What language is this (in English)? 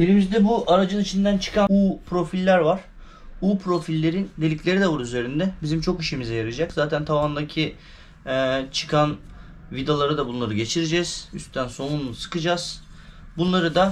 Turkish